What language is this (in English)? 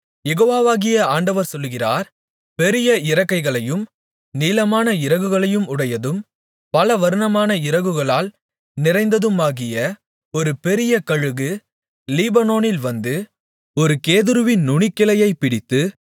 Tamil